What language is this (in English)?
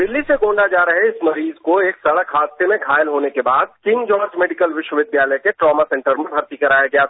Hindi